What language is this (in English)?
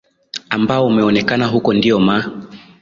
Swahili